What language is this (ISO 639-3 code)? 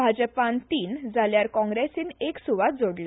kok